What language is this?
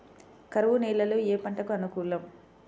Telugu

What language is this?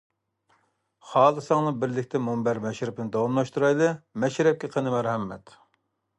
Uyghur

